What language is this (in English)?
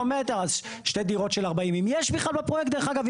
Hebrew